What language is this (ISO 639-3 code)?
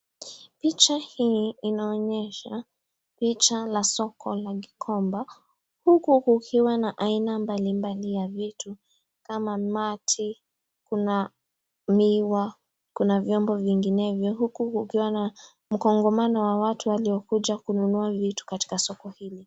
swa